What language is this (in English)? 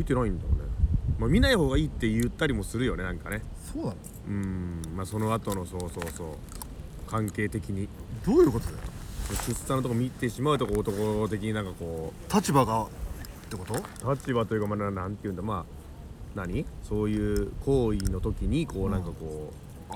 Japanese